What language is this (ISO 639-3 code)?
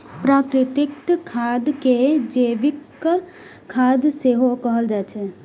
mai